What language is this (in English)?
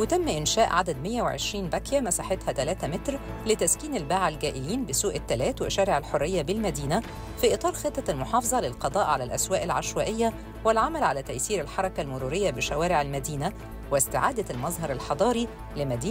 Arabic